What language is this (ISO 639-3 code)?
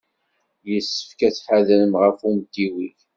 kab